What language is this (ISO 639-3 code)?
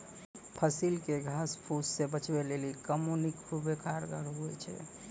mai